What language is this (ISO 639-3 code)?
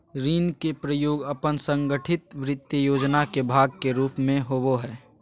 mag